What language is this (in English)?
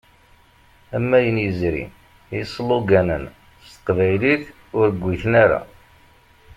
Kabyle